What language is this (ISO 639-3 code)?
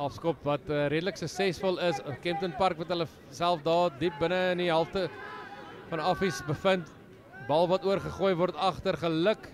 nld